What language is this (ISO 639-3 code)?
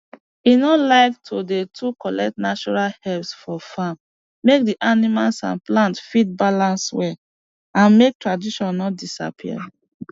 pcm